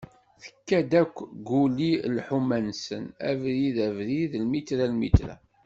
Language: Kabyle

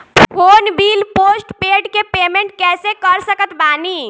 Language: Bhojpuri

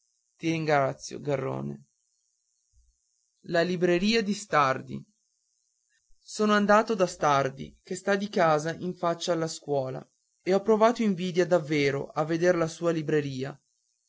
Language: Italian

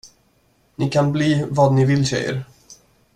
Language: Swedish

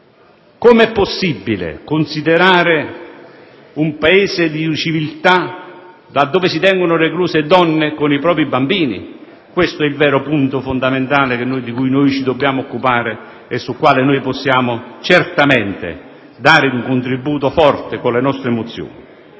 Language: Italian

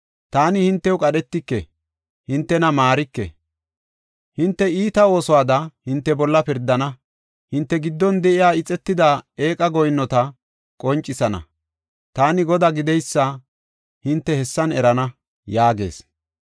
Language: Gofa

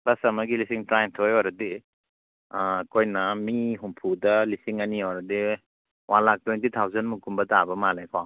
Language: Manipuri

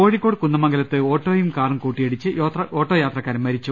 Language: Malayalam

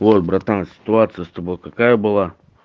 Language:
Russian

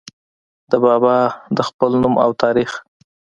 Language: Pashto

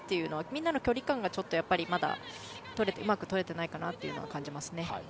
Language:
Japanese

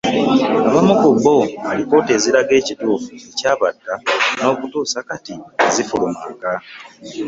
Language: Ganda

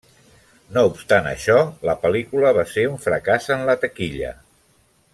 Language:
Catalan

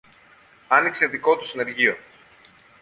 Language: Greek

